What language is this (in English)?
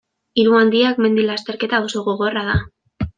Basque